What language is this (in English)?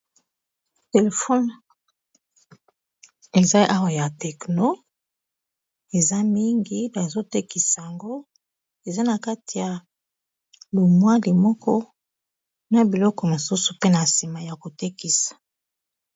Lingala